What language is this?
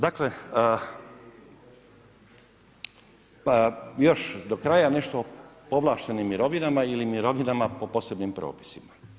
Croatian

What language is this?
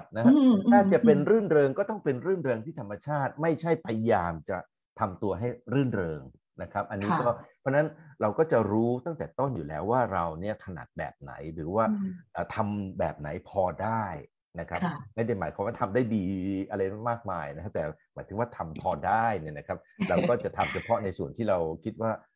Thai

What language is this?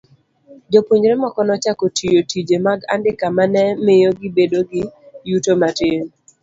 Luo (Kenya and Tanzania)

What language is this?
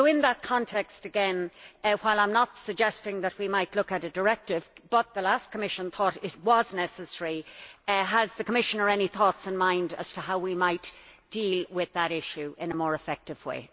English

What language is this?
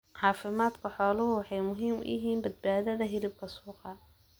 Somali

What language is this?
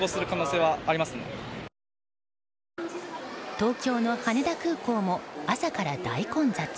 Japanese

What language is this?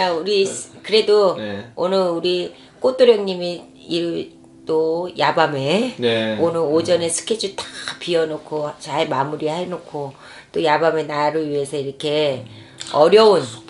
Korean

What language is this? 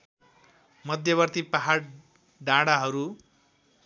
Nepali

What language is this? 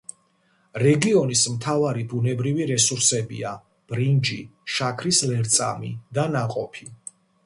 Georgian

